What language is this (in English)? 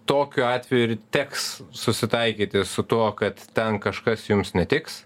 Lithuanian